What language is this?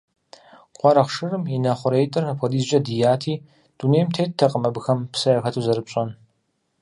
Kabardian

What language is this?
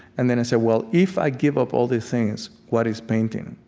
English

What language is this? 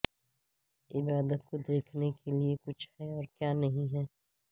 Urdu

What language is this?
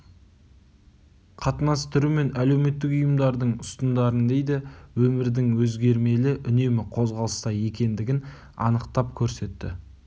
Kazakh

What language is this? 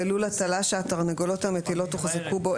Hebrew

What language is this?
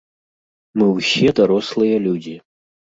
Belarusian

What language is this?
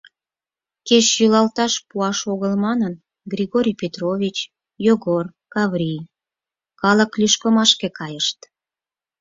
Mari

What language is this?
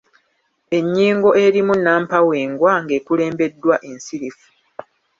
Ganda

